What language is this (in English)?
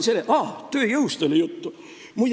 Estonian